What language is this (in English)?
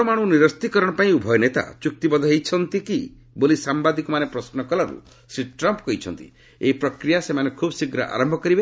Odia